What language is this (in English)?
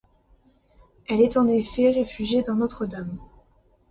French